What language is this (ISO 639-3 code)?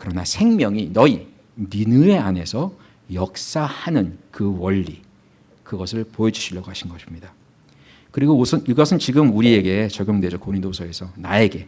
kor